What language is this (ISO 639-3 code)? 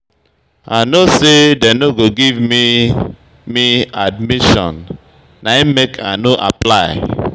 pcm